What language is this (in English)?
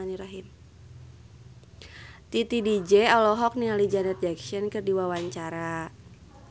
Sundanese